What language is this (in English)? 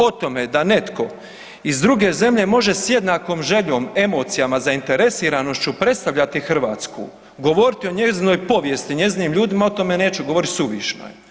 Croatian